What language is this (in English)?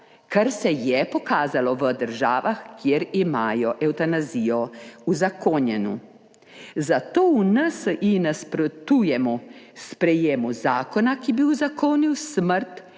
Slovenian